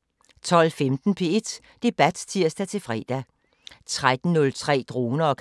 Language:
Danish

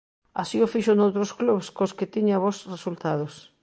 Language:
Galician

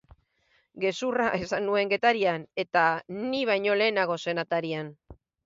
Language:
Basque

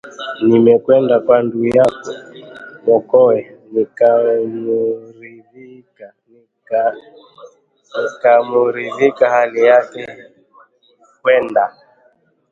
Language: Swahili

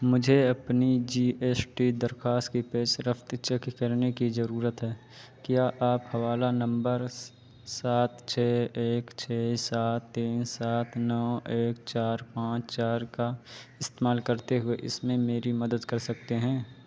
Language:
Urdu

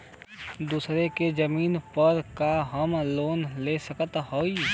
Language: Bhojpuri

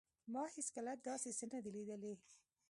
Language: Pashto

